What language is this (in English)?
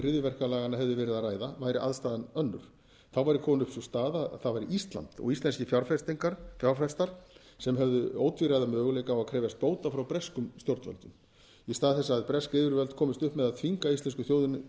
Icelandic